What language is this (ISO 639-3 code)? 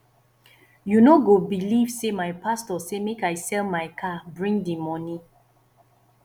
pcm